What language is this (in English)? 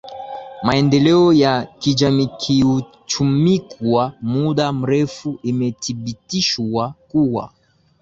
Swahili